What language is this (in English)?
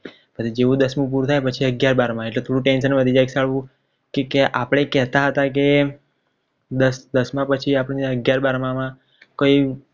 Gujarati